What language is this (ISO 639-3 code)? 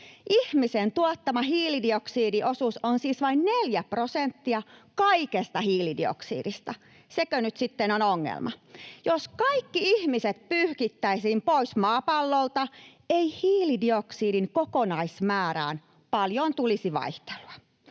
fin